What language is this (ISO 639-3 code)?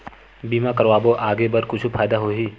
hne